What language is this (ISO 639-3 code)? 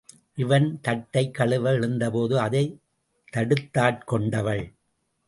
tam